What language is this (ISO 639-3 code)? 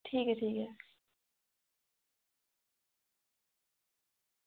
doi